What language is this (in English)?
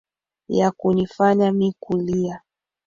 Swahili